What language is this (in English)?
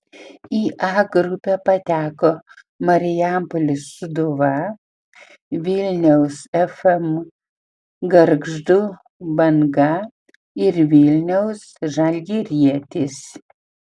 Lithuanian